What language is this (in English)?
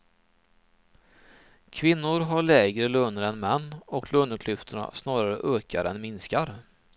Swedish